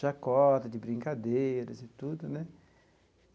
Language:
Portuguese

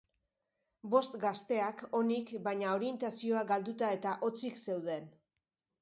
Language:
Basque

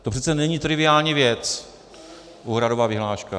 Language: Czech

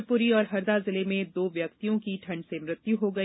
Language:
Hindi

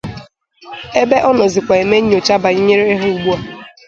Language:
Igbo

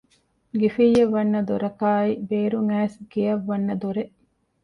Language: Divehi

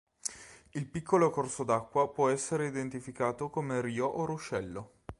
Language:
Italian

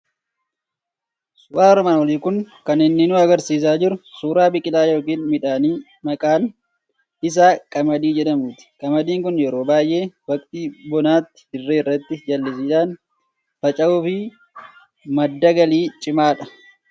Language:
Oromo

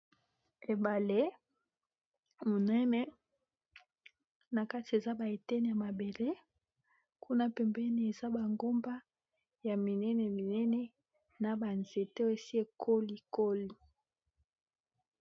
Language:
Lingala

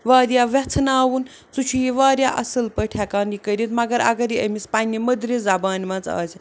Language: Kashmiri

